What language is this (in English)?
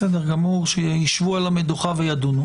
Hebrew